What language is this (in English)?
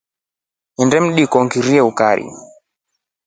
Rombo